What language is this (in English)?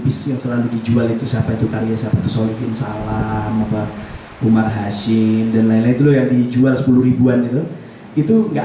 Indonesian